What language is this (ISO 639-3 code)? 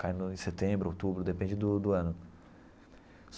por